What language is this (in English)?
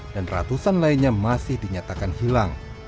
Indonesian